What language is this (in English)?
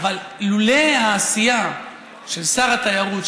Hebrew